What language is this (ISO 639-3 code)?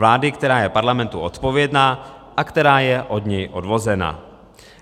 ces